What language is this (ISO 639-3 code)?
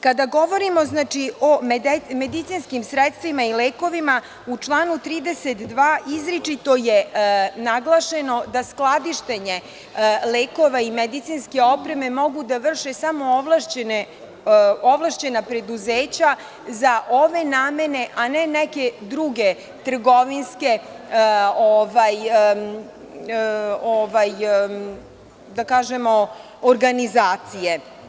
srp